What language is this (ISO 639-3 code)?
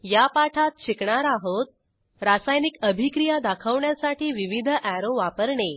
mar